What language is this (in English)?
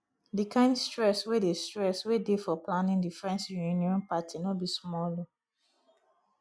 Nigerian Pidgin